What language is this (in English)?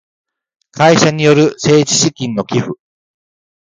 Japanese